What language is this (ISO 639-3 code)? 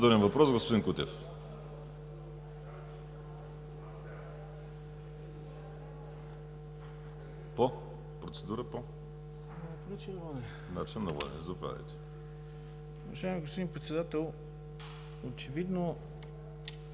bul